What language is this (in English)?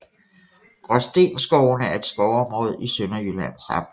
Danish